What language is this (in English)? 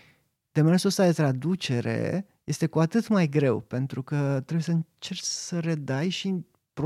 Romanian